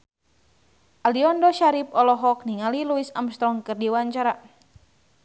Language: Sundanese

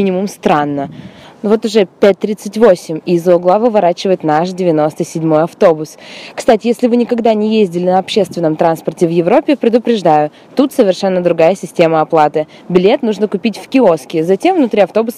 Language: Russian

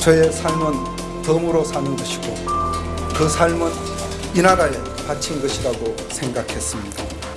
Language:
Korean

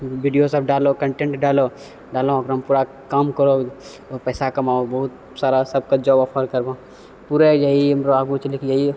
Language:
Maithili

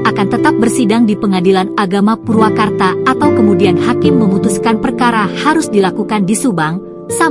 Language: Indonesian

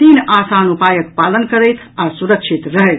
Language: Maithili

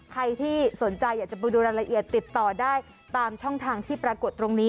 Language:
Thai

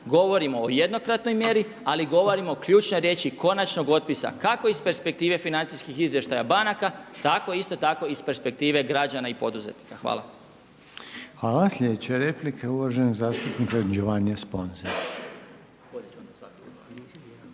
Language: Croatian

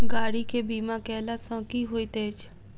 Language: Maithili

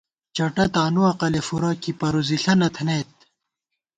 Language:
Gawar-Bati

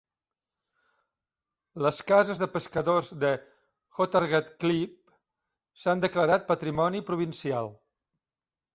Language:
Catalan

